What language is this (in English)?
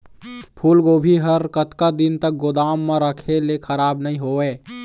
Chhattisgarhi